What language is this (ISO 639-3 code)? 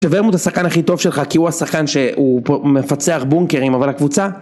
heb